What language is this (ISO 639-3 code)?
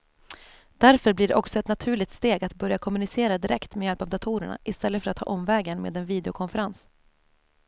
swe